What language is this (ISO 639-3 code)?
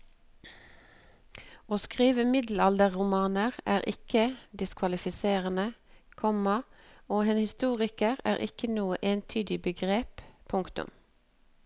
nor